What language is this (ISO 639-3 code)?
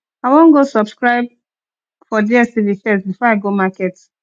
pcm